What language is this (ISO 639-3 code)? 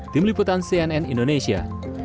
ind